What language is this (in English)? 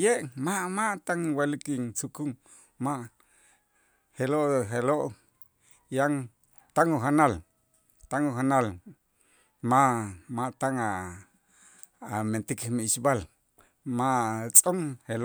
Itzá